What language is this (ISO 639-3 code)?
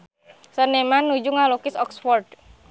sun